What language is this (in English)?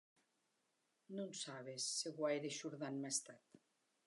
Occitan